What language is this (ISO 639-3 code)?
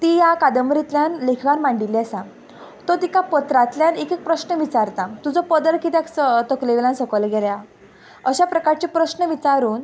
kok